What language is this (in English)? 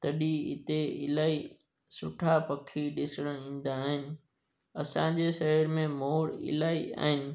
Sindhi